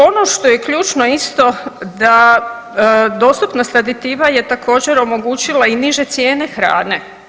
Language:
Croatian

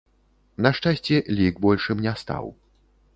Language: Belarusian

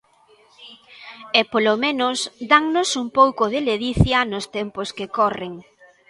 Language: Galician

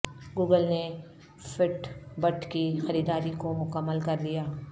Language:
Urdu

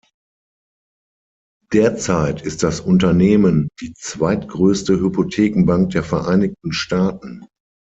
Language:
German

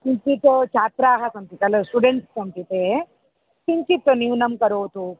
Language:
Sanskrit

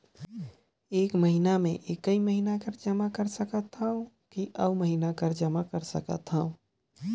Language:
Chhattisgarhi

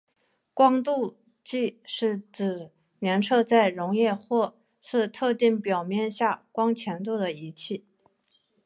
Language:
Chinese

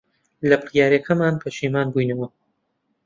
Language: Central Kurdish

